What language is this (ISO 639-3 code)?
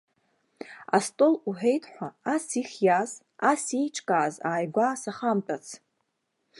abk